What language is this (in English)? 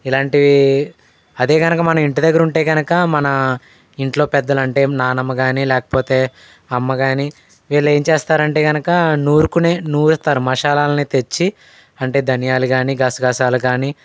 Telugu